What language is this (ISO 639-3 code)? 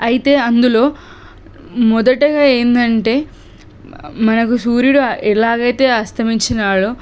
tel